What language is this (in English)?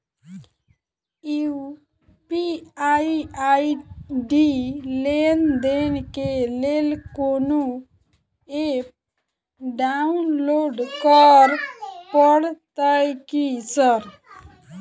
Maithili